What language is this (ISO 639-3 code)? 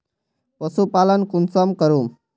mag